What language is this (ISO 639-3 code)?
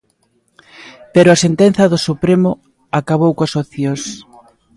glg